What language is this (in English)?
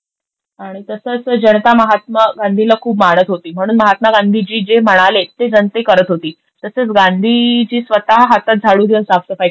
Marathi